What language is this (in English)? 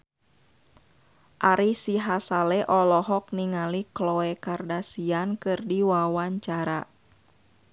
Sundanese